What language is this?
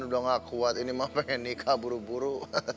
Indonesian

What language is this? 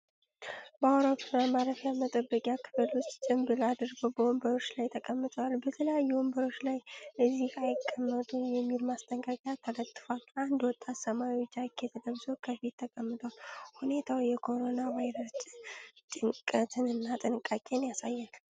Amharic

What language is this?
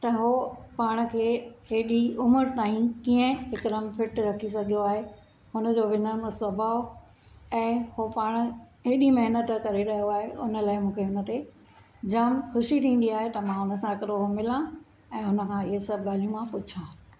Sindhi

